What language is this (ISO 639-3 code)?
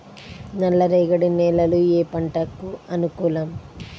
tel